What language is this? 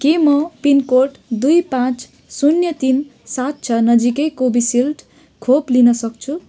Nepali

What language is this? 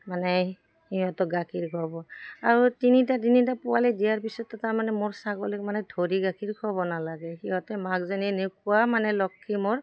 Assamese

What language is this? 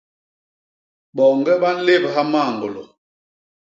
Basaa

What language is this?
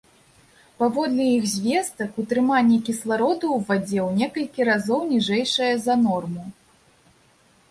Belarusian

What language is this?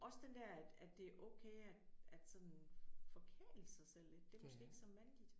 Danish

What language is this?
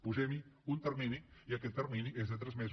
Catalan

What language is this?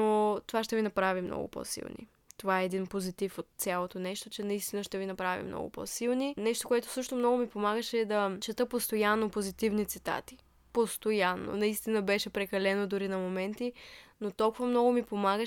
Bulgarian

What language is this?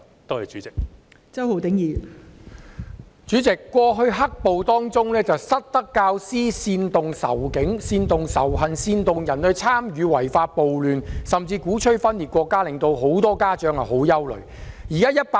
Cantonese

